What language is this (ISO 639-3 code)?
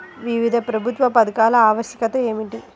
tel